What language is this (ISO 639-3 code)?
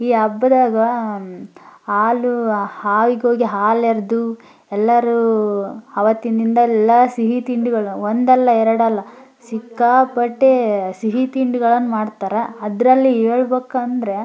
kan